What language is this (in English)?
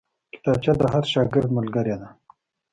Pashto